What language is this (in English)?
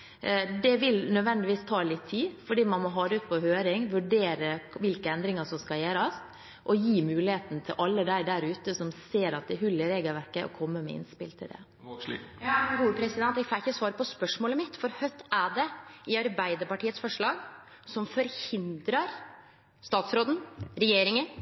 Norwegian